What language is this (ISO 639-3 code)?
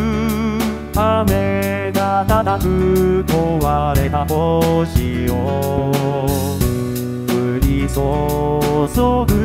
jpn